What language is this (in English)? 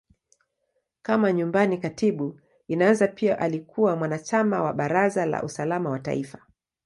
Swahili